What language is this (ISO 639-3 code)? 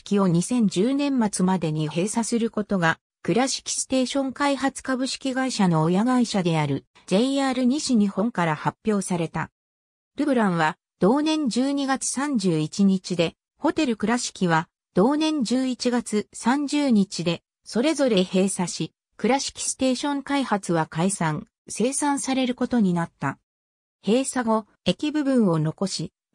jpn